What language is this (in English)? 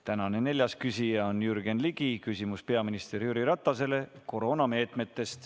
Estonian